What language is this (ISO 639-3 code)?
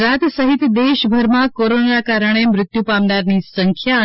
guj